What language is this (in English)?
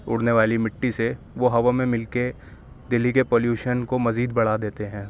Urdu